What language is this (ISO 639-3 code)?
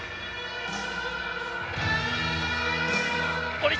jpn